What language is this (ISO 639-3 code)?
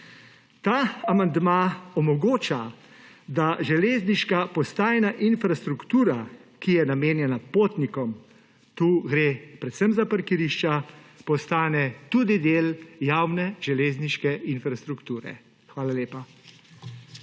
slv